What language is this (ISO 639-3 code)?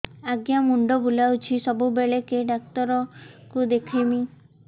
ori